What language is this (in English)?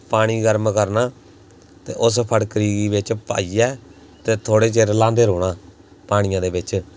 Dogri